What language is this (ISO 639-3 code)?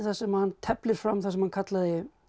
isl